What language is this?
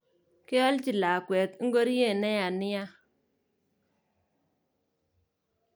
Kalenjin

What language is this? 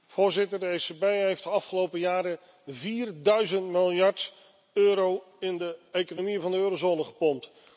Dutch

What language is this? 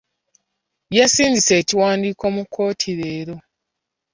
Ganda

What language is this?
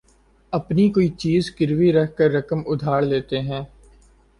Urdu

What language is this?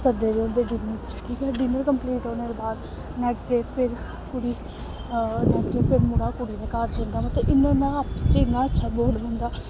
Dogri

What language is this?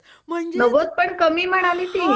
Marathi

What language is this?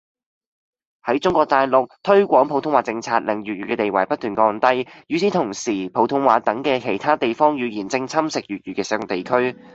Cantonese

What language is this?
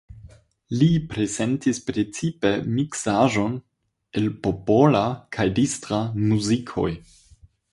Esperanto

